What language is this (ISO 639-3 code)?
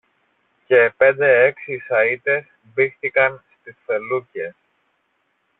ell